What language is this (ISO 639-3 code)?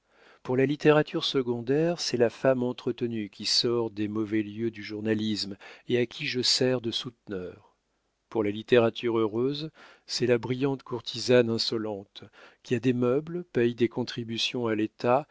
fra